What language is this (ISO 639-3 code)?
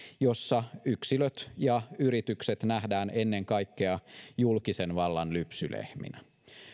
fin